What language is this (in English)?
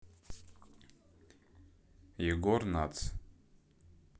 Russian